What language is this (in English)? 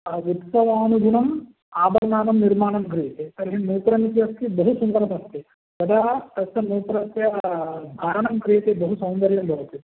Sanskrit